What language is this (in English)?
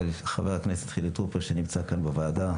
Hebrew